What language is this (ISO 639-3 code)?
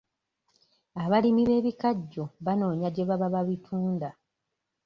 lug